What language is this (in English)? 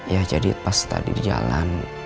Indonesian